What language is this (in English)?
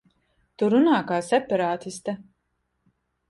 Latvian